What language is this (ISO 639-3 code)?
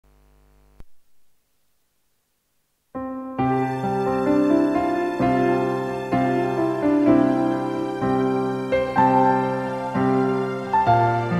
ind